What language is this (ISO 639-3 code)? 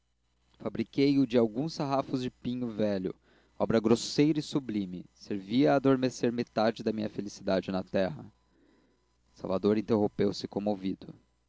por